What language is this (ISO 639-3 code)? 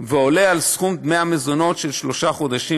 heb